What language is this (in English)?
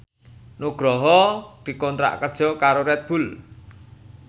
Javanese